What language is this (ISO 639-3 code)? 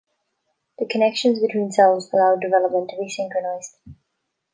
eng